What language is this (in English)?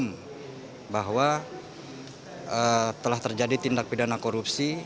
Indonesian